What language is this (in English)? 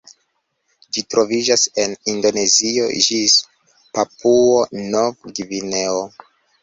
Esperanto